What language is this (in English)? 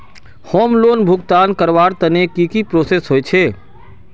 Magahi